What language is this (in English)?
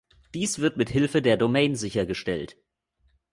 German